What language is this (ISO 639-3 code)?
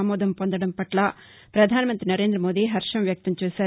tel